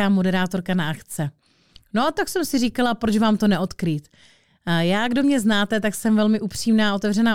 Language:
Czech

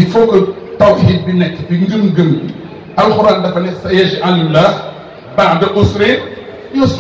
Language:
Indonesian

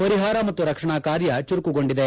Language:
Kannada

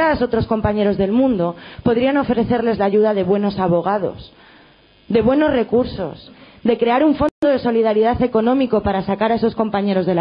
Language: Spanish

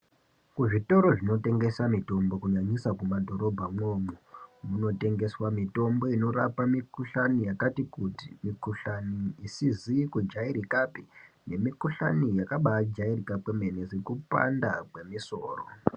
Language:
Ndau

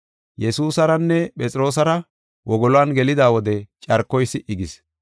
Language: Gofa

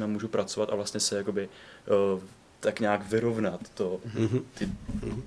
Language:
Czech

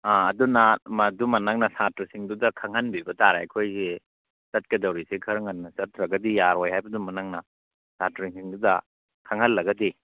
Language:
Manipuri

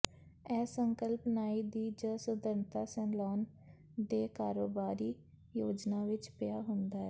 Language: Punjabi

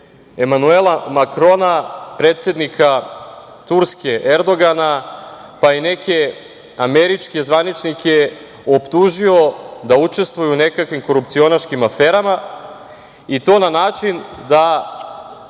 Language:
Serbian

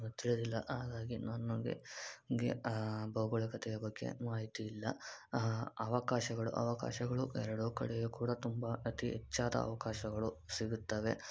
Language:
Kannada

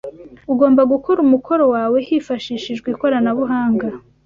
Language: Kinyarwanda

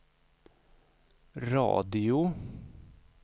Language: Swedish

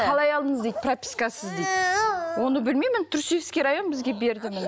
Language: Kazakh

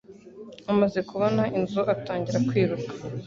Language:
Kinyarwanda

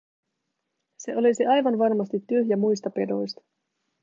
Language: Finnish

